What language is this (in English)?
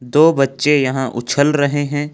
Hindi